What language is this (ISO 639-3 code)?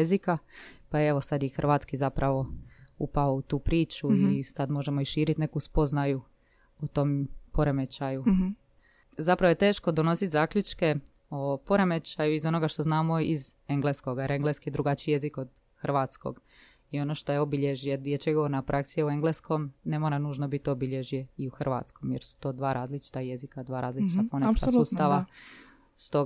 hrv